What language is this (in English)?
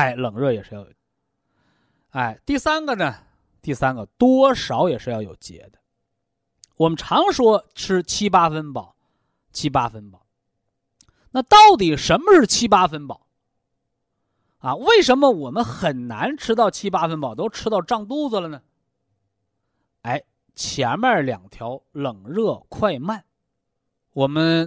Chinese